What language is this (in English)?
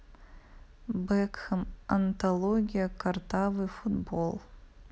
Russian